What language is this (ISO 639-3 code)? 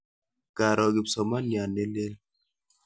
kln